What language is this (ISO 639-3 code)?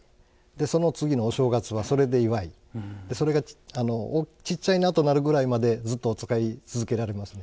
jpn